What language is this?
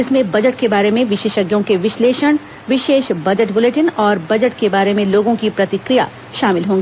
Hindi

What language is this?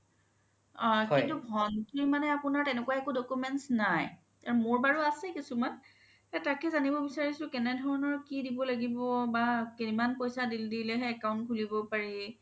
Assamese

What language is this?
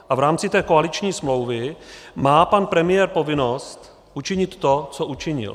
Czech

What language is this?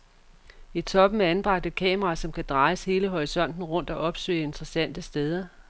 Danish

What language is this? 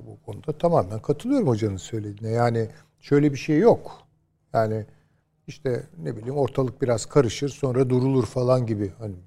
Turkish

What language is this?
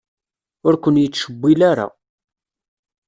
Kabyle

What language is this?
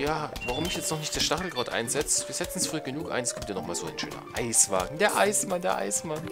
German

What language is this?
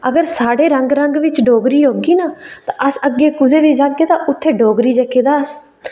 Dogri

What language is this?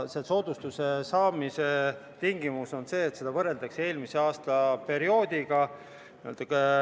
Estonian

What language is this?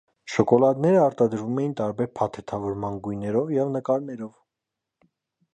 Armenian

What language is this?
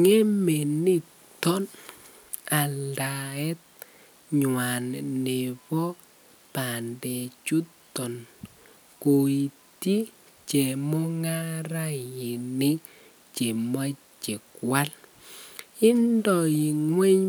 Kalenjin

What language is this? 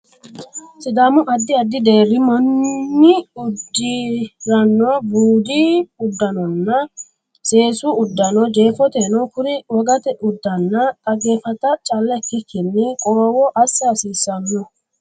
Sidamo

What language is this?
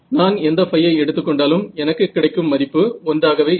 Tamil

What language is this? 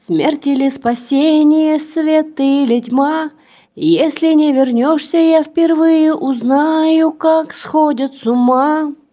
Russian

